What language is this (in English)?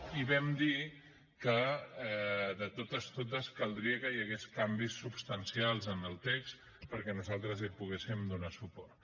Catalan